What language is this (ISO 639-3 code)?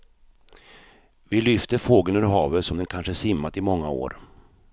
swe